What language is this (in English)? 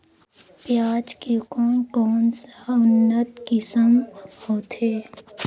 Chhattisgarhi